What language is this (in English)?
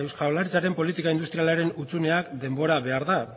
Basque